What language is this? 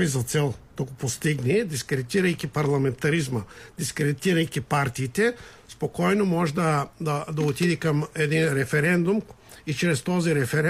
Bulgarian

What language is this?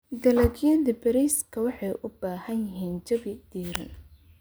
Somali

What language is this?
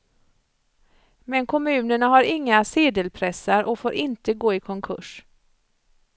Swedish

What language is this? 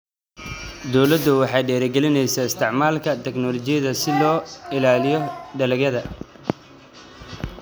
Somali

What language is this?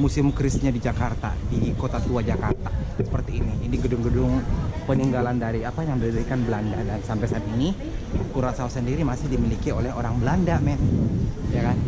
Indonesian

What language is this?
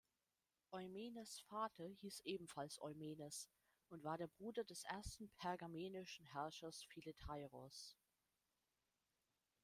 German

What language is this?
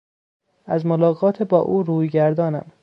Persian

